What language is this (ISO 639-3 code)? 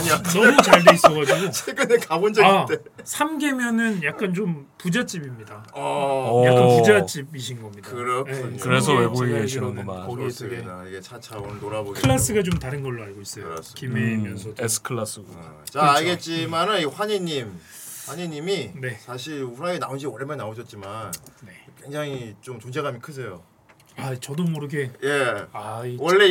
kor